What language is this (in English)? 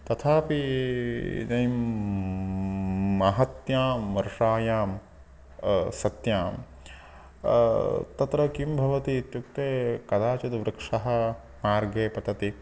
Sanskrit